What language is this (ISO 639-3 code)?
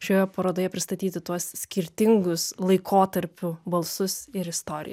lit